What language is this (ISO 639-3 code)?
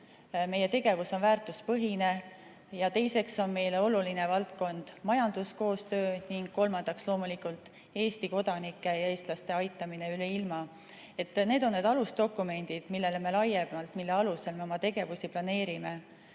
est